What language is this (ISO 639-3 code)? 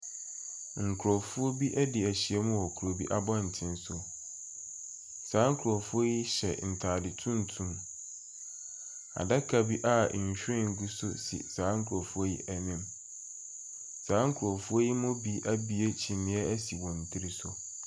aka